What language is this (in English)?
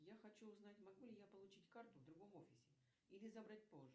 Russian